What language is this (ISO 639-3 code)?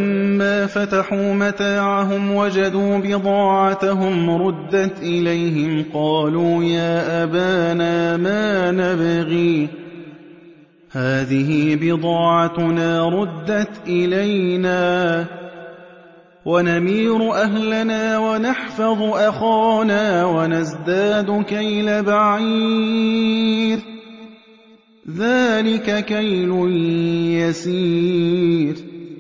ara